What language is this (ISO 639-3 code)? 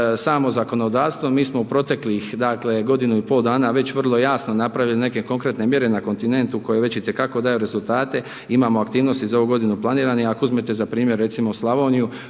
hrv